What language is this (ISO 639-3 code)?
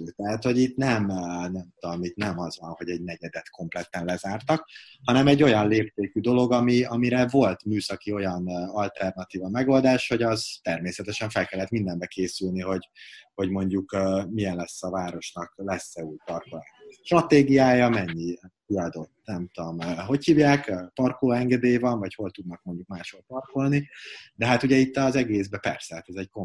hun